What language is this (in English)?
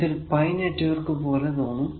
Malayalam